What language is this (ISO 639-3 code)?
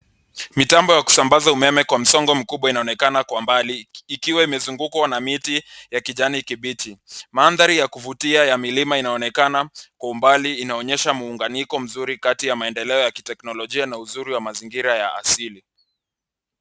swa